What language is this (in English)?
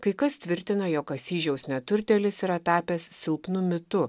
Lithuanian